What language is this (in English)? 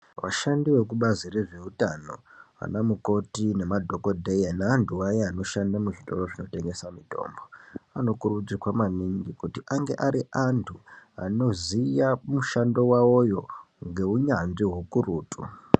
Ndau